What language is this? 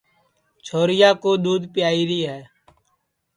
Sansi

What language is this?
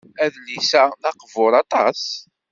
Kabyle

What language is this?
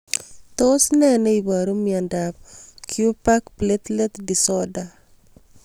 Kalenjin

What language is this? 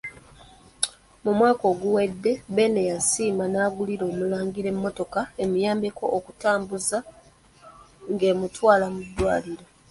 Ganda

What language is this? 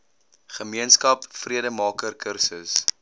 Afrikaans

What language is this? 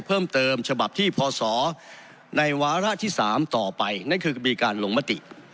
Thai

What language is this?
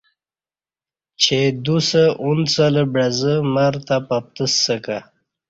Kati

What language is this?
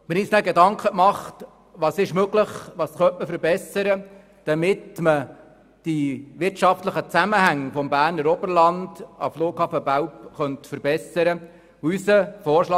Swiss German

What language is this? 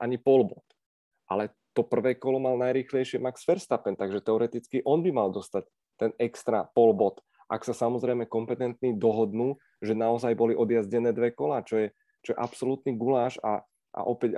Czech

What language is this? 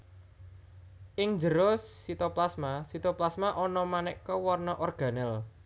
Javanese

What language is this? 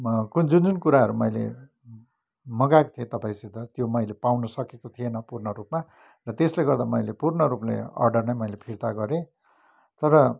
Nepali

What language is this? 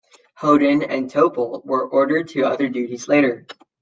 English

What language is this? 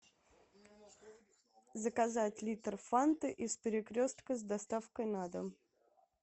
Russian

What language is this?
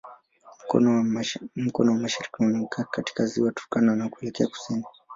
Swahili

